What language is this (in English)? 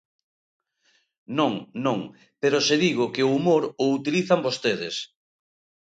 Galician